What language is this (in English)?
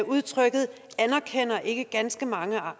Danish